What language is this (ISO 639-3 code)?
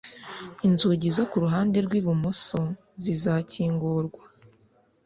kin